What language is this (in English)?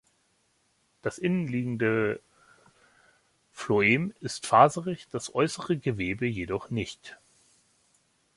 German